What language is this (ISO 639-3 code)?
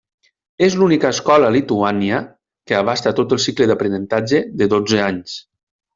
cat